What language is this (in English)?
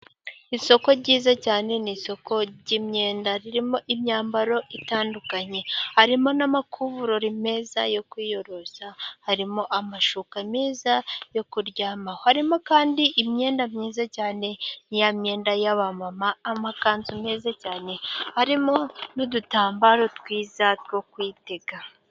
Kinyarwanda